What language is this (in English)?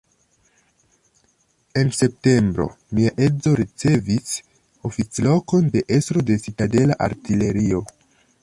Esperanto